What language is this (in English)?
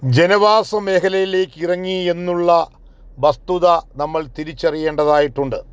Malayalam